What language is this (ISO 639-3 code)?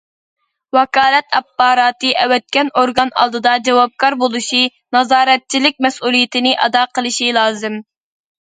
uig